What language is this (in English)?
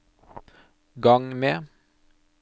Norwegian